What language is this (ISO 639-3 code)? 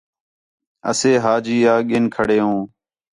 xhe